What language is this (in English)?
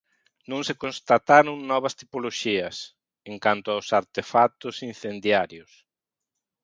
Galician